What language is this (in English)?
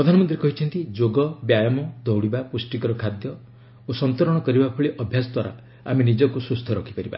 Odia